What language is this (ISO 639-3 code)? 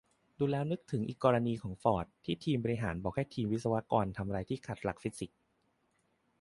tha